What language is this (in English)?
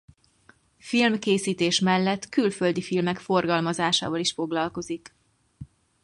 Hungarian